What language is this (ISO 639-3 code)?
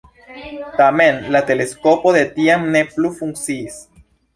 epo